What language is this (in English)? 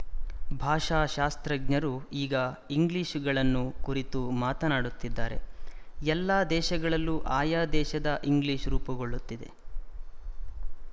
Kannada